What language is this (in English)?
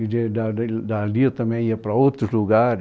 Portuguese